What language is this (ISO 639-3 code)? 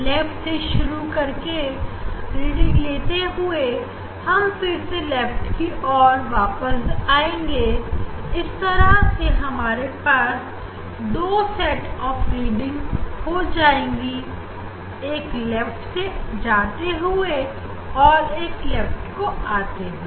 hin